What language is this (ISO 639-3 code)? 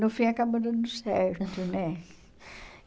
por